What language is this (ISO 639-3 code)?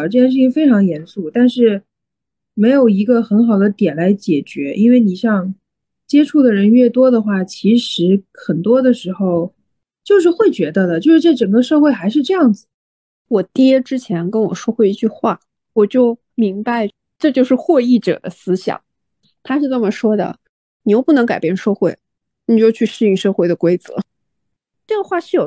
zho